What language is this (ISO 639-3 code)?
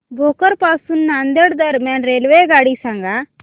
mar